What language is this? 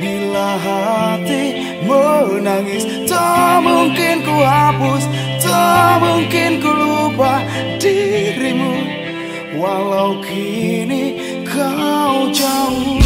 Indonesian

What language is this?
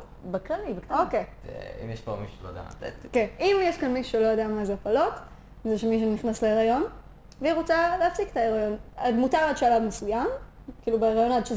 Hebrew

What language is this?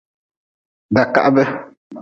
Nawdm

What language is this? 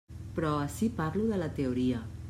Catalan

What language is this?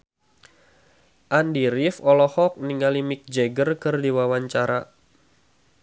Sundanese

